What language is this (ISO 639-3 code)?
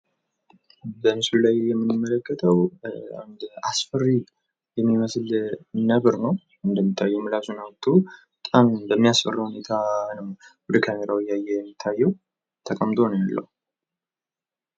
amh